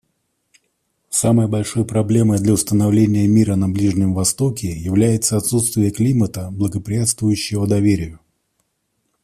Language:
Russian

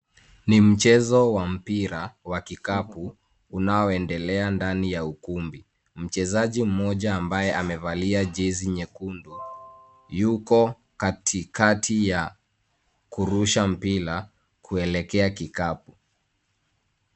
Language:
Swahili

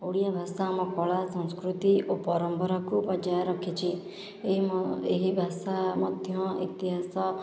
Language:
Odia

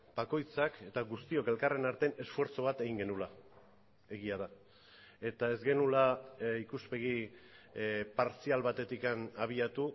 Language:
Basque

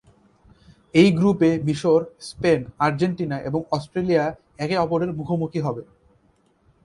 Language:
Bangla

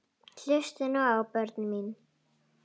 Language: Icelandic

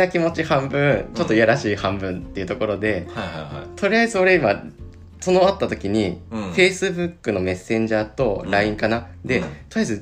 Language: Japanese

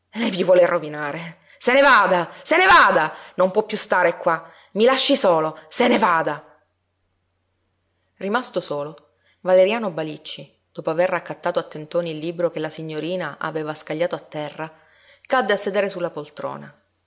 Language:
Italian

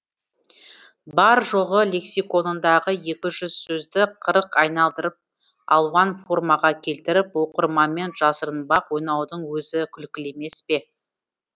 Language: Kazakh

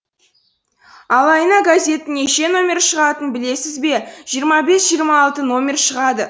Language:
Kazakh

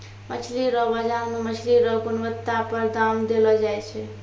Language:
Maithili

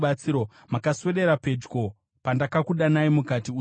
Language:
Shona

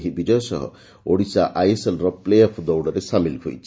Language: Odia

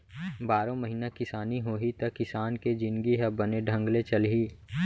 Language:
Chhattisgarhi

